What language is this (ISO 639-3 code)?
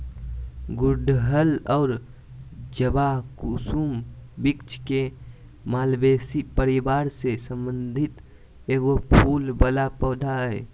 mag